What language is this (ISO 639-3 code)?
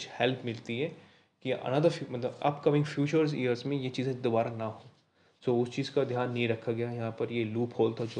hin